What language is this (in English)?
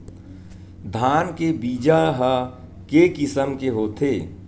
Chhattisgarhi